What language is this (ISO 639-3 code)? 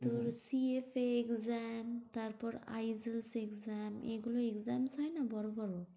ben